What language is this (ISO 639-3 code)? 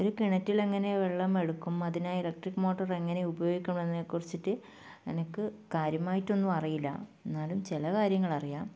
mal